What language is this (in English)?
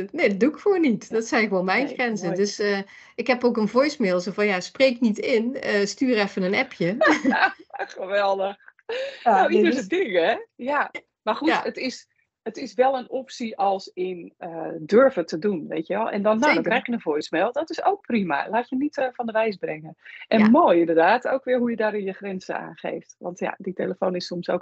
Dutch